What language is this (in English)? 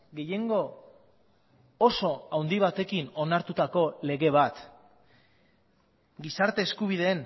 Basque